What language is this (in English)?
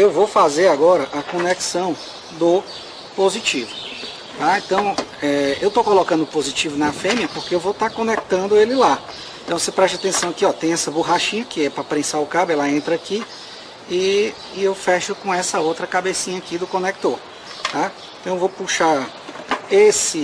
Portuguese